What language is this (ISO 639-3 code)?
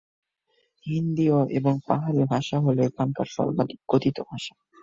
ben